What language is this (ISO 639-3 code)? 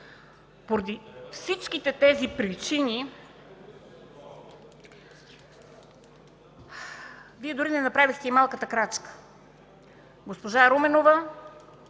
bul